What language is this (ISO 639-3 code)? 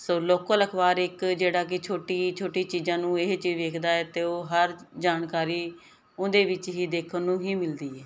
pan